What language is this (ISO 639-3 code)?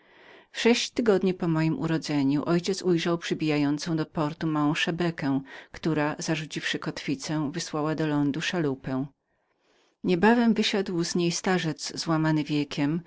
pol